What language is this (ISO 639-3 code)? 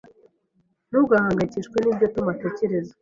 kin